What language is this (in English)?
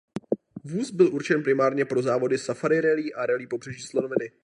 Czech